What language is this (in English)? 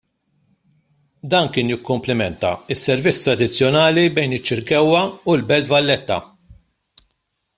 Maltese